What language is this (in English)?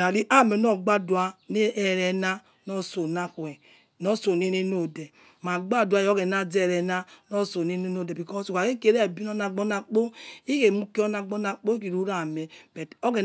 Yekhee